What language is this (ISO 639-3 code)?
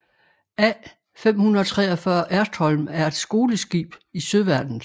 dan